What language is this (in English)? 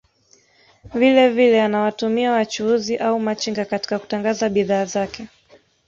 Swahili